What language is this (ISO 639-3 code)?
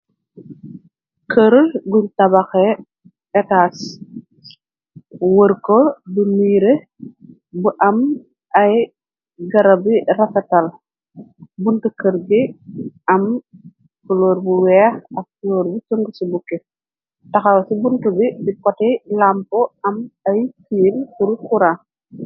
wol